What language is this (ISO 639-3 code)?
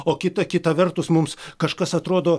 lit